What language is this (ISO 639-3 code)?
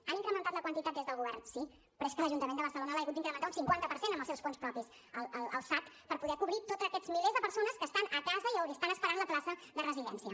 cat